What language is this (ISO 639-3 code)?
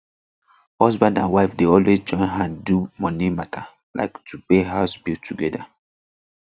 pcm